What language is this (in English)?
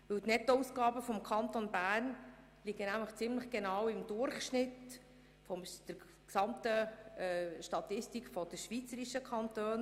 Swiss German